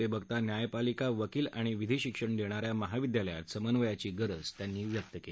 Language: Marathi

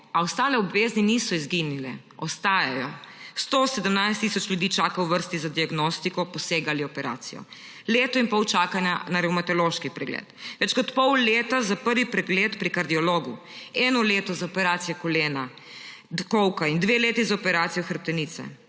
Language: Slovenian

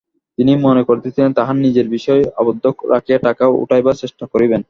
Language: Bangla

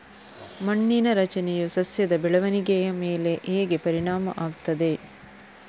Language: Kannada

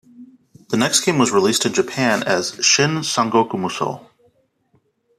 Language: English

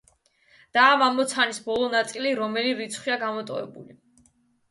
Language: Georgian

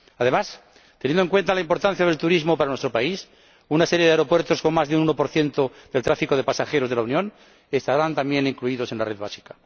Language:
Spanish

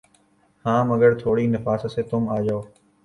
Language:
Urdu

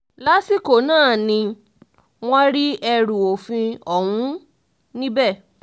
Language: Yoruba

